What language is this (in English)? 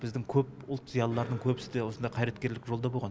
Kazakh